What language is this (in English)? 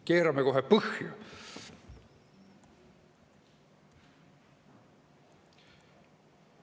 Estonian